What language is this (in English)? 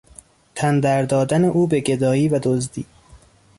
Persian